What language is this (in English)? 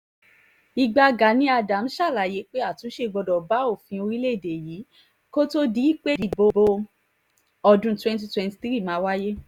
Yoruba